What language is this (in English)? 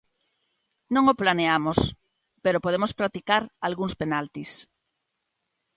Galician